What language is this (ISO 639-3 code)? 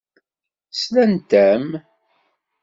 kab